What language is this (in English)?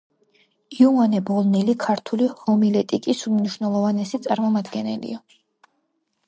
Georgian